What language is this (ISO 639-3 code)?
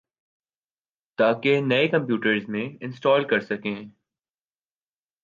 urd